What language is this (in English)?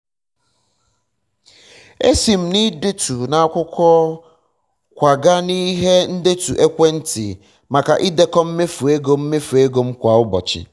Igbo